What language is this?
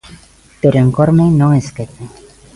Galician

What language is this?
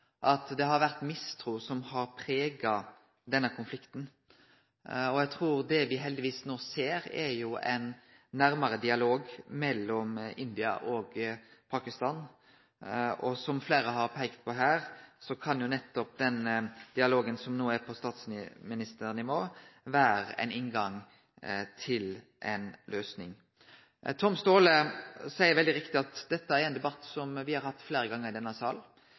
Norwegian Nynorsk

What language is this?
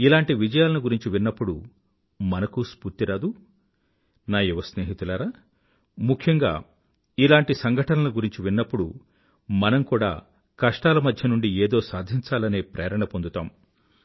Telugu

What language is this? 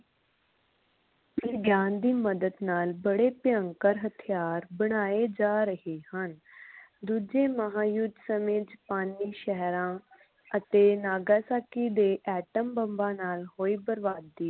Punjabi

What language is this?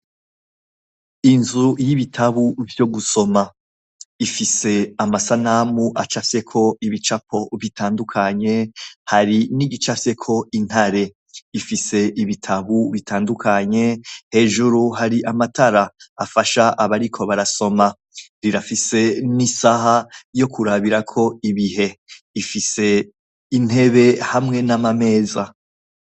Rundi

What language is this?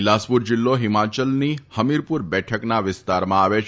Gujarati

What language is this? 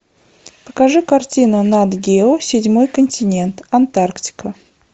Russian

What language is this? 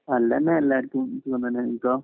Malayalam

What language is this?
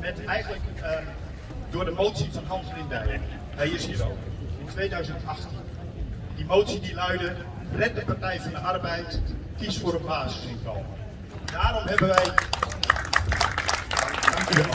Dutch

